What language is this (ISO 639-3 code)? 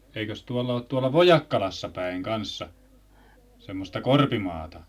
fin